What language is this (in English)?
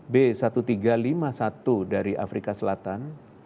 Indonesian